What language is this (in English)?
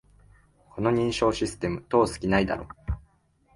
Japanese